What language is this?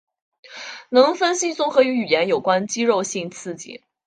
Chinese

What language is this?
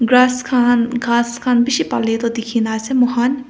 Naga Pidgin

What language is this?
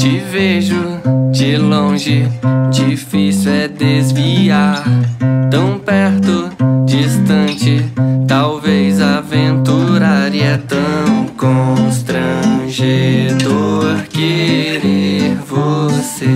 Czech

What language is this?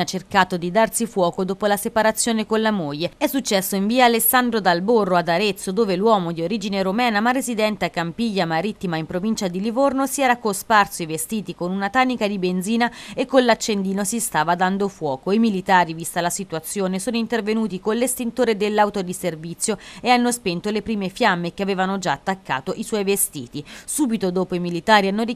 Italian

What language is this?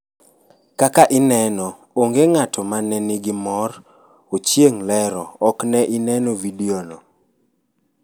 Luo (Kenya and Tanzania)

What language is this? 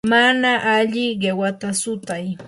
Yanahuanca Pasco Quechua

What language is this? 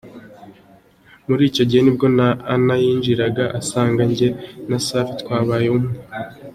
Kinyarwanda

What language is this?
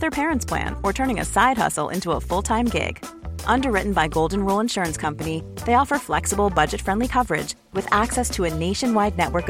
Swedish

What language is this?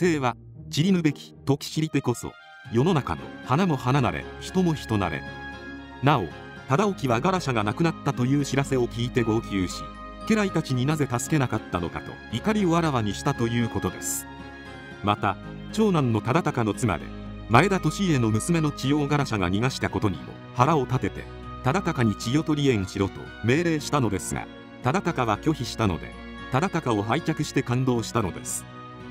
Japanese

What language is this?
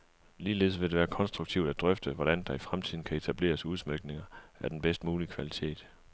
Danish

